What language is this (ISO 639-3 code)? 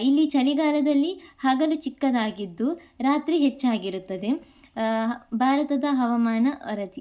kan